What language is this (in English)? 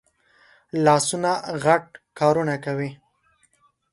Pashto